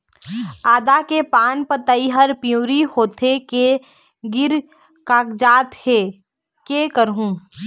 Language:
Chhattisgarhi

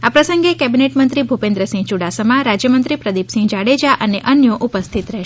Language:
Gujarati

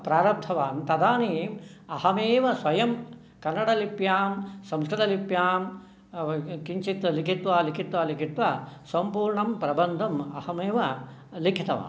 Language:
Sanskrit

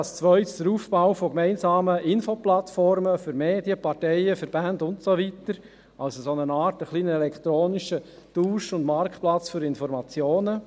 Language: Swiss German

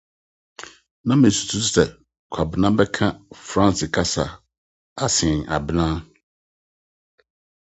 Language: Akan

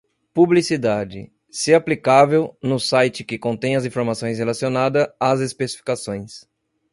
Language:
Portuguese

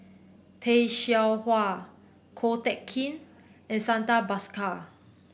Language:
English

